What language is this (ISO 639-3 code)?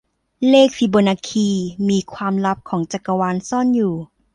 tha